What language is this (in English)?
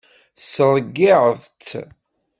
Kabyle